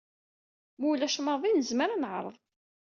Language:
Kabyle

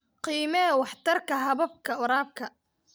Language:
Somali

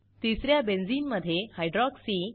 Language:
Marathi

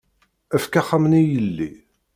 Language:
Kabyle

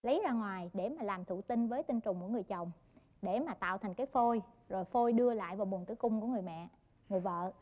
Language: Vietnamese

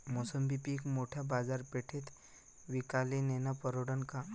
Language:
Marathi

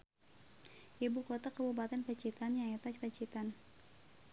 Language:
Sundanese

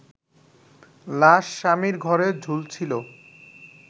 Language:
Bangla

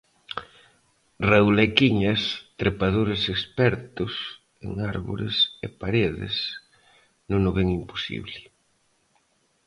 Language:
Galician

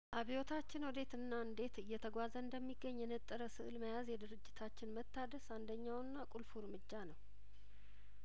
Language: Amharic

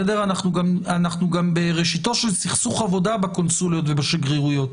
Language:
Hebrew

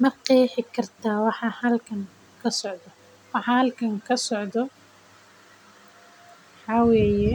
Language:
Somali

